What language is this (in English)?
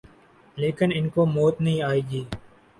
Urdu